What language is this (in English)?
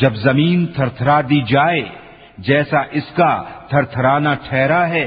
Urdu